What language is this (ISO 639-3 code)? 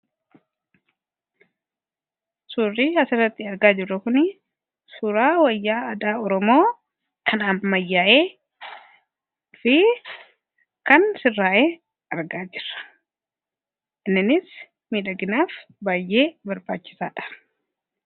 orm